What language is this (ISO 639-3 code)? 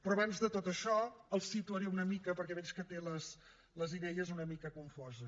cat